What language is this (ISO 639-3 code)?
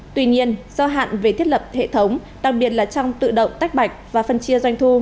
vie